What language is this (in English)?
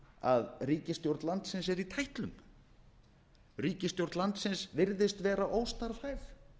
Icelandic